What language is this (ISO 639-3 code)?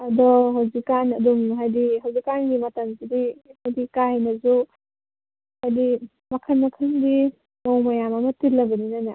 mni